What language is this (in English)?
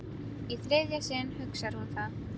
Icelandic